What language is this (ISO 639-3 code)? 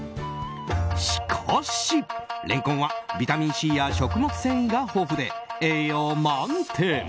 jpn